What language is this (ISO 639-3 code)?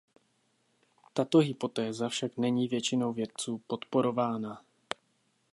ces